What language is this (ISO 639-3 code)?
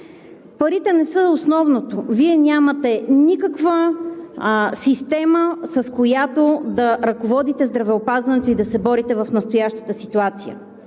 bul